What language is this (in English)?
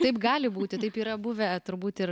Lithuanian